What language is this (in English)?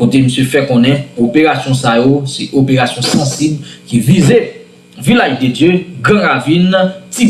French